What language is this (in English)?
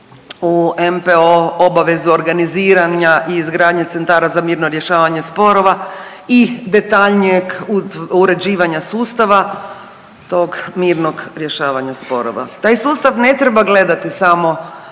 Croatian